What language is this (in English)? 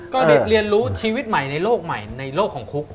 Thai